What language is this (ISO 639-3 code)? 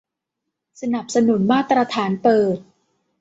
tha